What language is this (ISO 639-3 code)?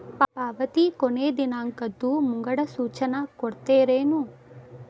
kan